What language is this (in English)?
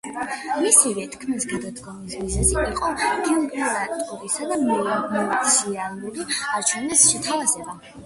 Georgian